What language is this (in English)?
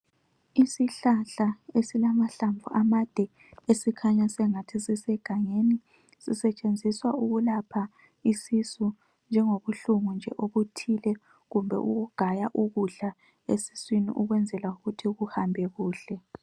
North Ndebele